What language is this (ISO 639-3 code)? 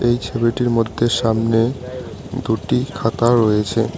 ben